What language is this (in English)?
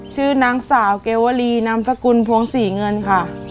Thai